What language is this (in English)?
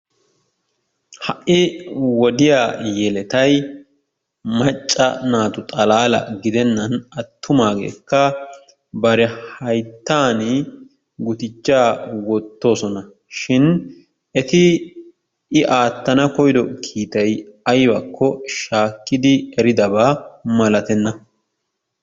Wolaytta